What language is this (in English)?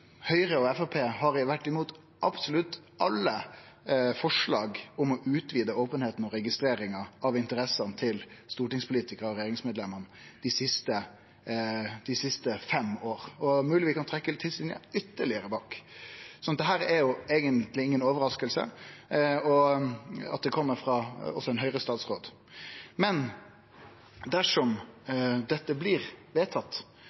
Norwegian Nynorsk